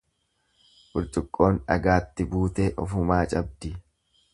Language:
Oromo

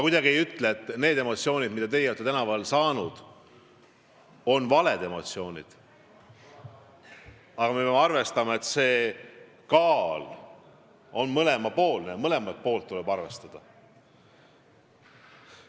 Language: Estonian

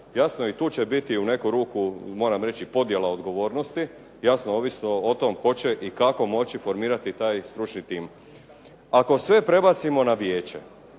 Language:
Croatian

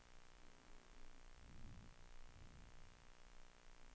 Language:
Swedish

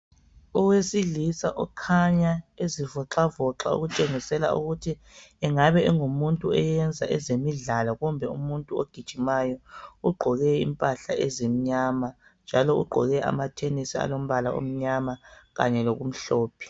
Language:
North Ndebele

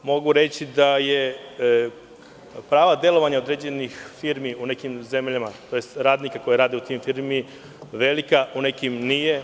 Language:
Serbian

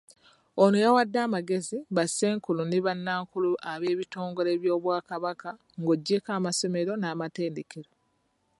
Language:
Ganda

